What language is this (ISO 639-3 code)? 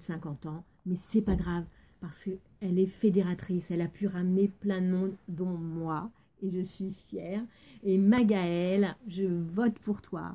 fra